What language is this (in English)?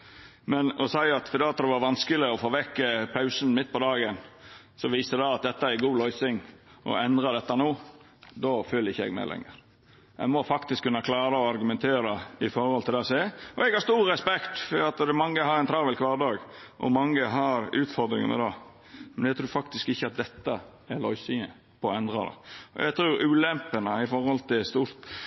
Norwegian Nynorsk